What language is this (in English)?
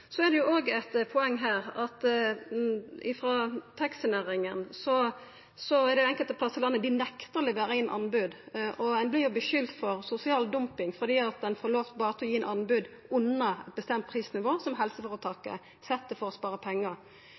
Norwegian Nynorsk